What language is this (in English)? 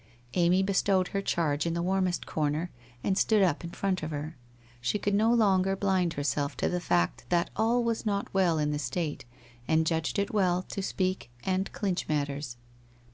English